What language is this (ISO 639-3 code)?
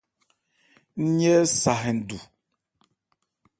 ebr